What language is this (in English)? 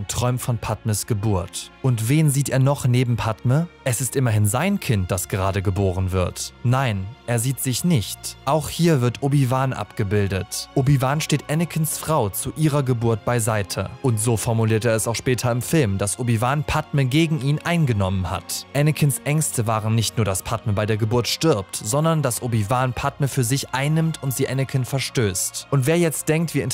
German